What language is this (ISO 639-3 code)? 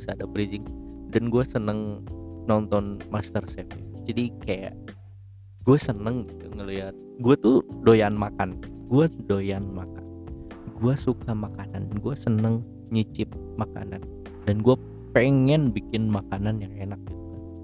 ind